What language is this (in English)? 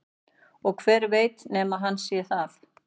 Icelandic